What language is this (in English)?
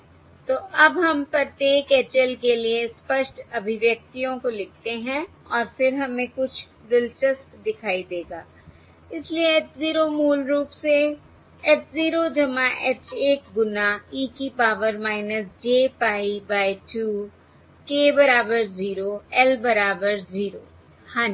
Hindi